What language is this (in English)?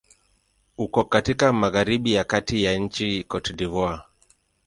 Swahili